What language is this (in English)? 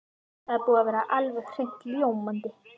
Icelandic